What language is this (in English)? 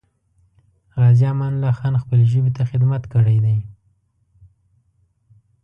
Pashto